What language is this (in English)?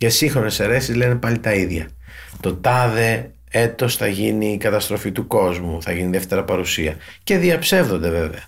Greek